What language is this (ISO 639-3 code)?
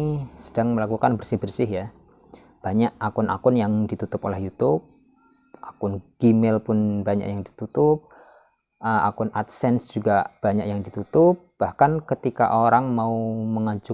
ind